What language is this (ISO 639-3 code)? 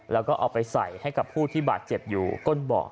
tha